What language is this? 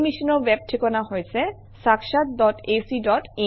Assamese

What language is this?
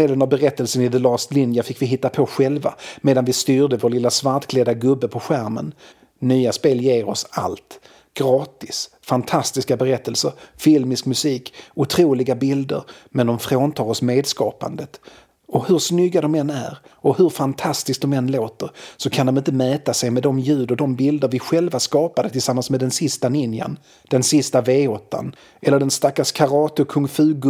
Swedish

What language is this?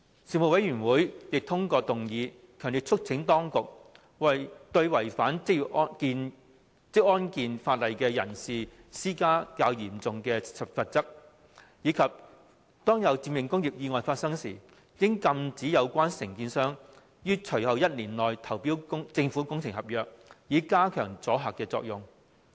Cantonese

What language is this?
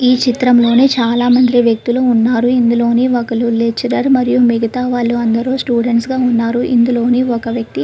Telugu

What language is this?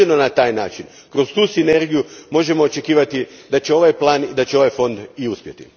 Croatian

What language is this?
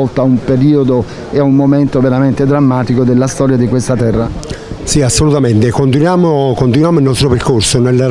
Italian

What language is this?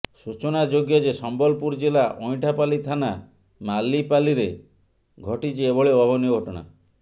Odia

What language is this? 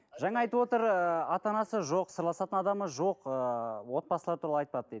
Kazakh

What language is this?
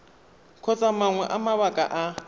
Tswana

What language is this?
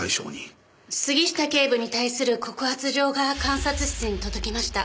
Japanese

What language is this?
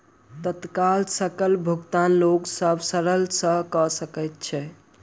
Maithili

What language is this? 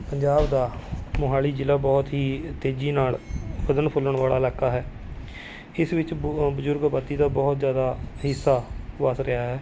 Punjabi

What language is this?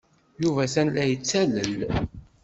Kabyle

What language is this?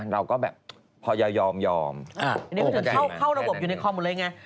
Thai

